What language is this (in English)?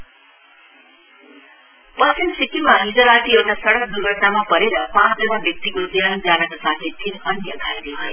Nepali